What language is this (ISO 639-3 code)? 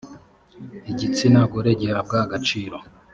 kin